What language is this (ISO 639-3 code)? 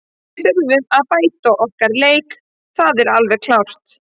isl